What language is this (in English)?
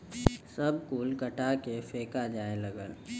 Bhojpuri